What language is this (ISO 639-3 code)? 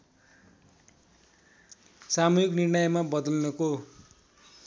nep